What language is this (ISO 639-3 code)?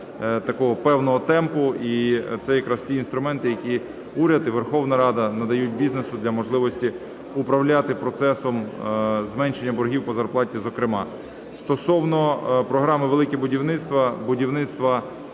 ukr